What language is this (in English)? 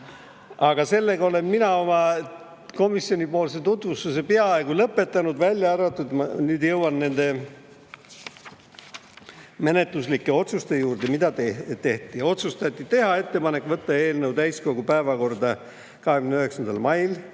Estonian